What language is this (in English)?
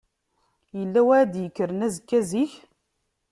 Kabyle